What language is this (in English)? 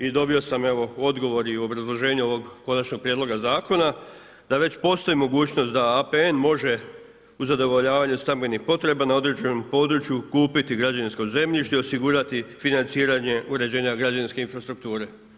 Croatian